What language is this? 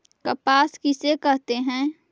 Magahi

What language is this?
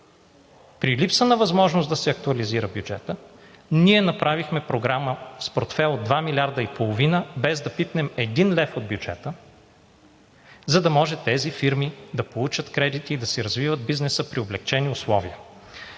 Bulgarian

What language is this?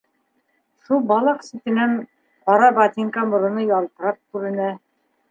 Bashkir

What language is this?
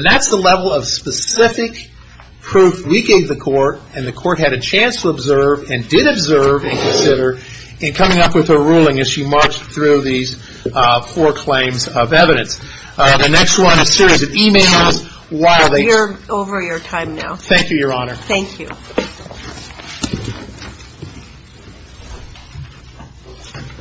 English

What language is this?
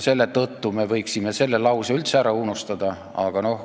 Estonian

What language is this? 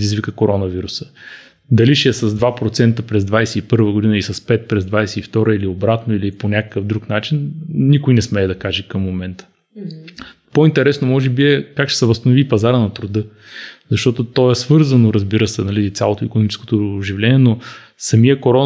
Bulgarian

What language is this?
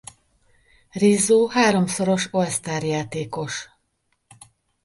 Hungarian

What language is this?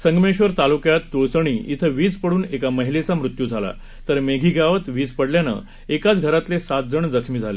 Marathi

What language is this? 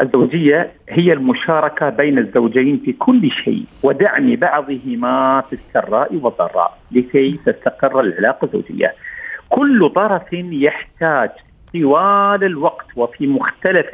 Arabic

